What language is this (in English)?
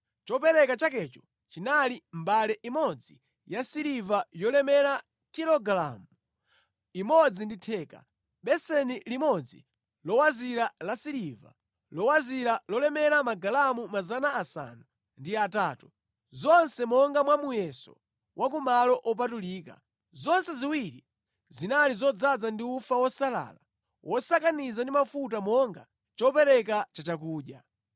Nyanja